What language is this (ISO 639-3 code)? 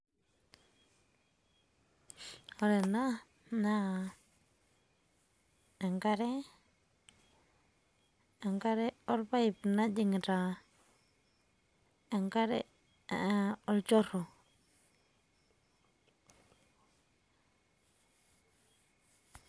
mas